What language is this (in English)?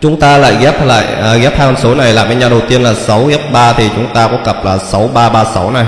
Vietnamese